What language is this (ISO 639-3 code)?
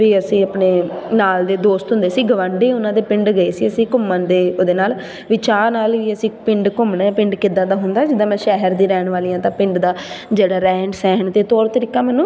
pan